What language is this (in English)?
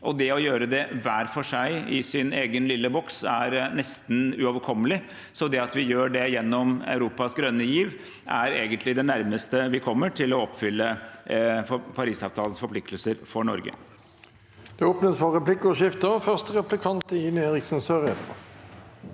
Norwegian